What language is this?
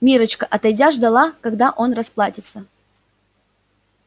Russian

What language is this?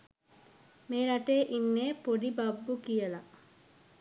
Sinhala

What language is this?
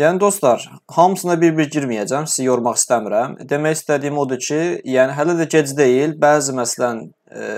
Turkish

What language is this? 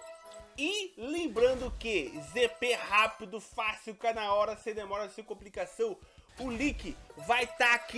Portuguese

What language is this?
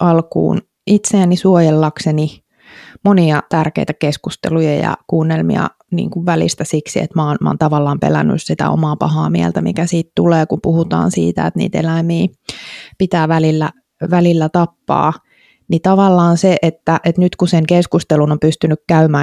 Finnish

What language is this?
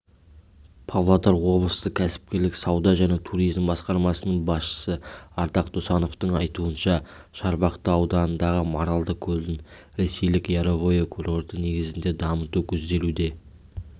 Kazakh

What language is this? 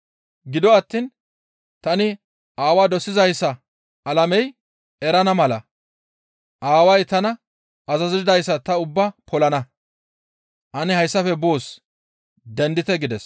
Gamo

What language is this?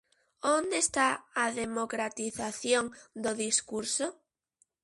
Galician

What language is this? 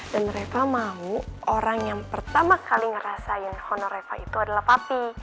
Indonesian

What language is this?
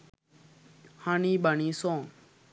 Sinhala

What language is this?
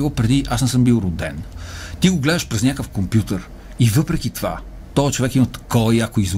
Bulgarian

